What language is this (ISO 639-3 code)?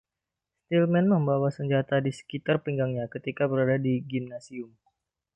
ind